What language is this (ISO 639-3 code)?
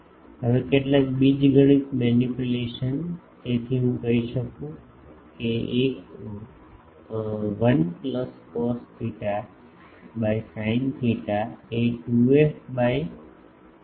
guj